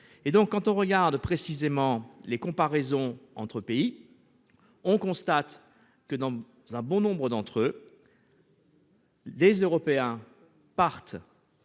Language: French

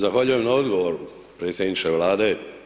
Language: Croatian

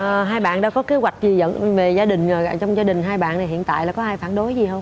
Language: Vietnamese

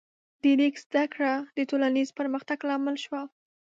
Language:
Pashto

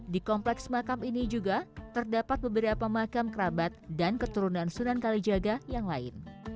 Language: Indonesian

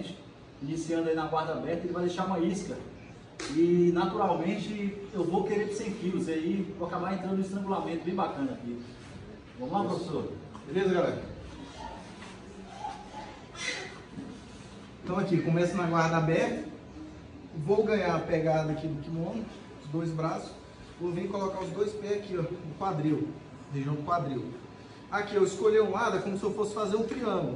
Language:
Portuguese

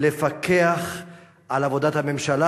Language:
Hebrew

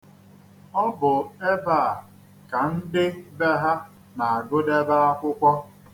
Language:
Igbo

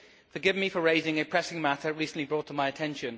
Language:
English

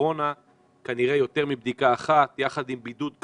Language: Hebrew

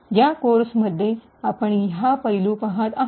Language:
Marathi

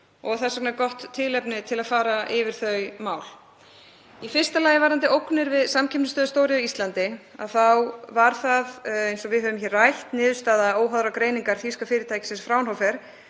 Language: Icelandic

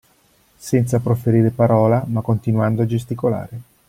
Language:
Italian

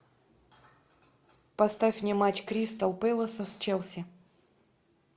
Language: Russian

